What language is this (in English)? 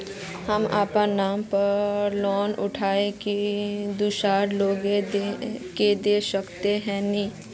Magahi